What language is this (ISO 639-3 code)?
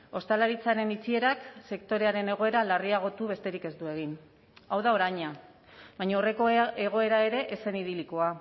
eus